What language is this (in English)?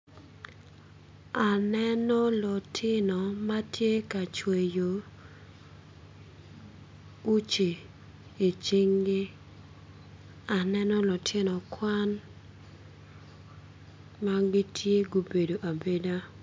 Acoli